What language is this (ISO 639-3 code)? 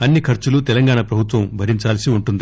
tel